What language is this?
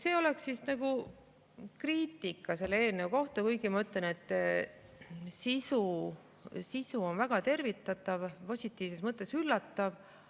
Estonian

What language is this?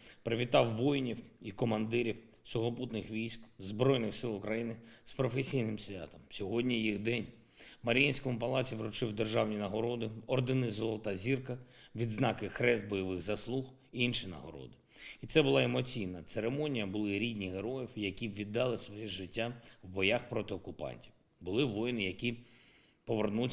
Ukrainian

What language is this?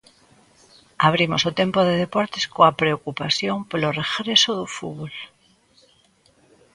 Galician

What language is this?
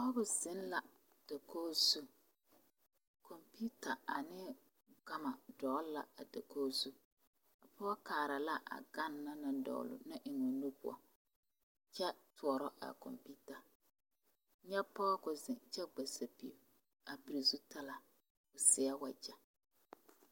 Southern Dagaare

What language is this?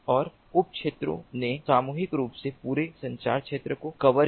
Hindi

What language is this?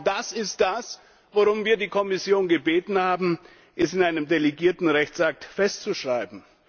German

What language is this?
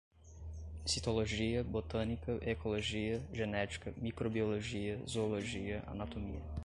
Portuguese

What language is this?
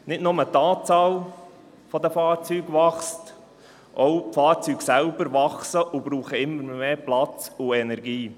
Swiss German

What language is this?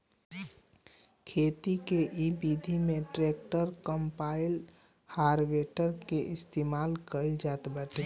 Bhojpuri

